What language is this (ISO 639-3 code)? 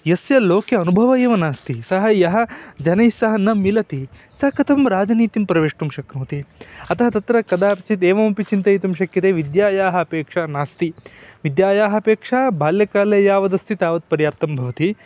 san